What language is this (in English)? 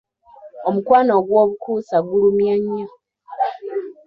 Ganda